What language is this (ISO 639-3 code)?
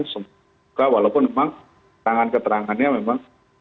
ind